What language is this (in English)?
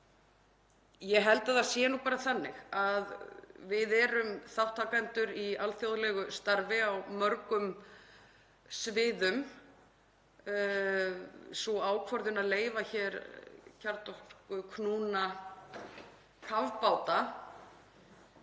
Icelandic